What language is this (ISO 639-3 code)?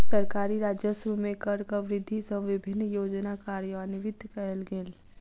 mai